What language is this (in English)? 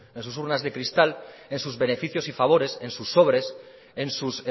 Spanish